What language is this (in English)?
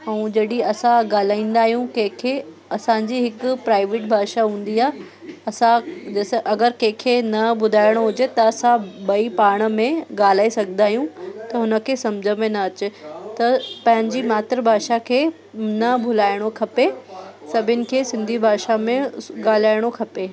Sindhi